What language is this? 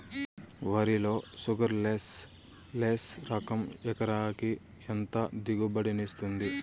Telugu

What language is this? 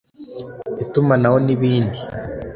Kinyarwanda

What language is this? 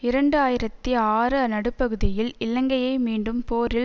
Tamil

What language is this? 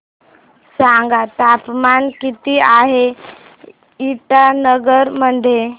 Marathi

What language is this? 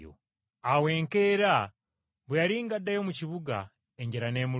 Ganda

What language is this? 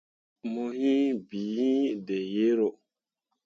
Mundang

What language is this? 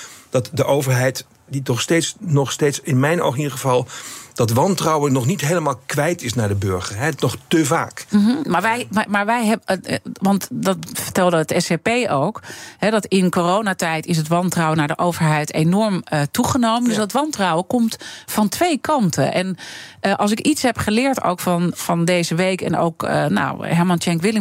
Dutch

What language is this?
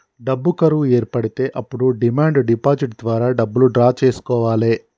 Telugu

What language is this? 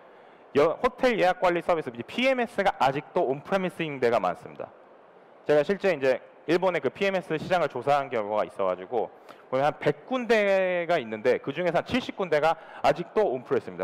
Korean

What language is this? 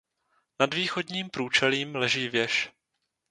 Czech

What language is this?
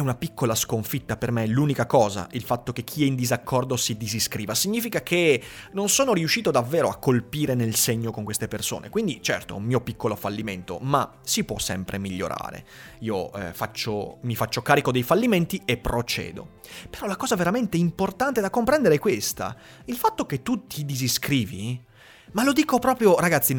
Italian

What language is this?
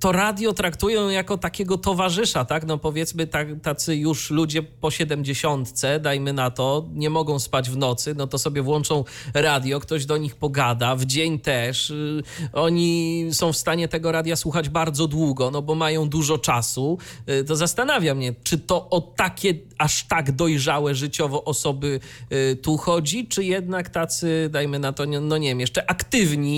Polish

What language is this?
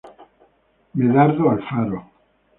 Spanish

